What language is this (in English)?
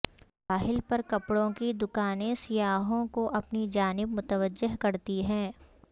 Urdu